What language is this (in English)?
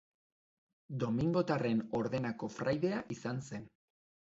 Basque